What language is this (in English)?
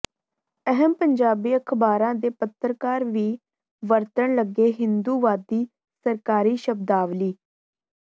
Punjabi